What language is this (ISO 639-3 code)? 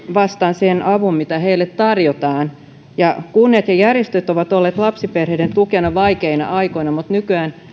fin